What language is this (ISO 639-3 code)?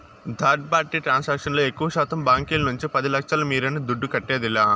tel